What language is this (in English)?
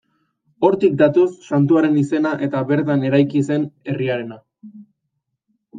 Basque